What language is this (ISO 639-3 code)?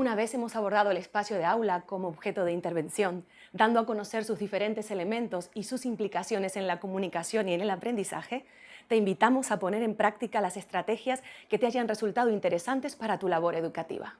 spa